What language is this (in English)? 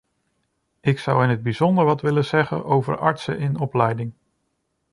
Dutch